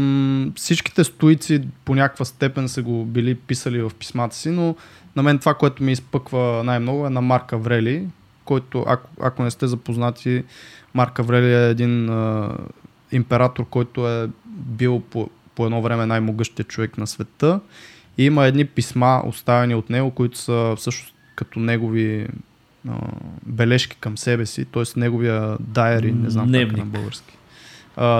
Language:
Bulgarian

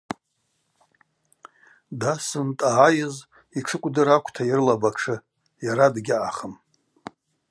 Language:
Abaza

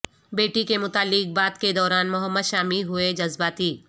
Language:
Urdu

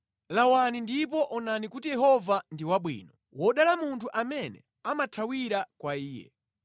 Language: Nyanja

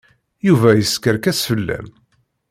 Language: Kabyle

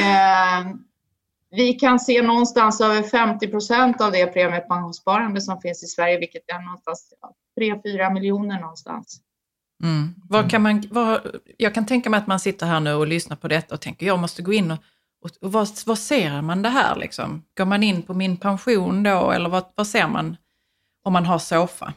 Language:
Swedish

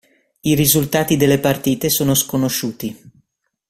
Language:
Italian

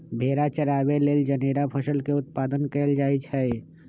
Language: Magahi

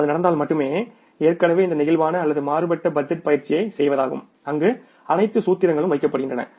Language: Tamil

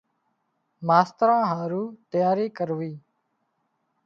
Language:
Wadiyara Koli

